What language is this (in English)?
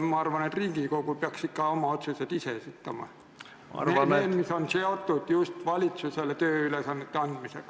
Estonian